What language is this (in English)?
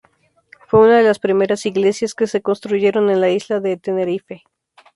Spanish